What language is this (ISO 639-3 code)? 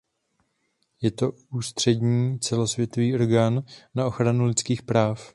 ces